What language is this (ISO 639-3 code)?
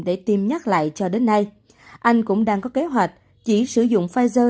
vie